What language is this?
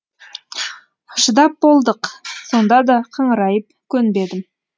Kazakh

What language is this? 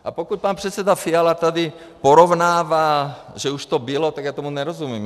Czech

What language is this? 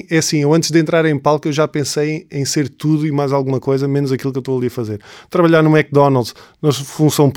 Portuguese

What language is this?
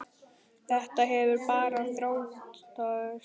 Icelandic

